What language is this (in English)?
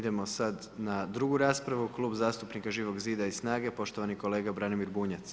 Croatian